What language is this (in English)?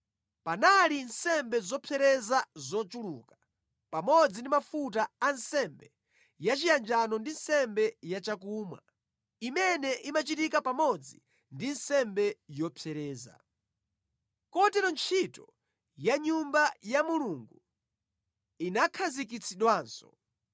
Nyanja